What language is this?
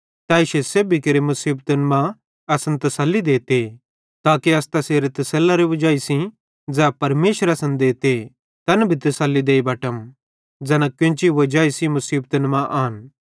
Bhadrawahi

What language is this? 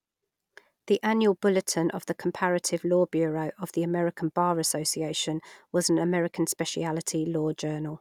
English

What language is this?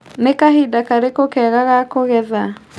Kikuyu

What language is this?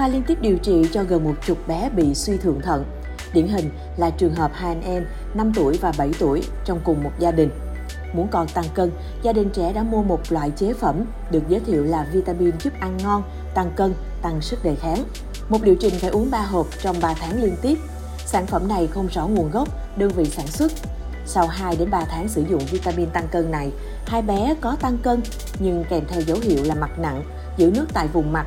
Vietnamese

